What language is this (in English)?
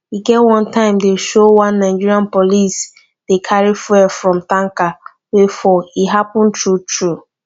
Nigerian Pidgin